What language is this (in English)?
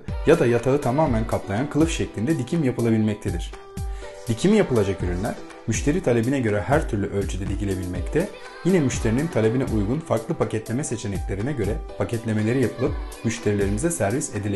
Turkish